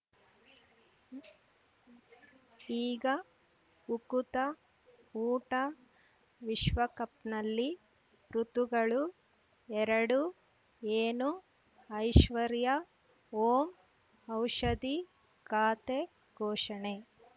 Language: Kannada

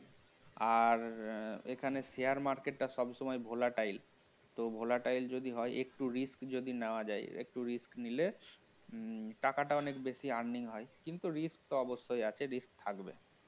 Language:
Bangla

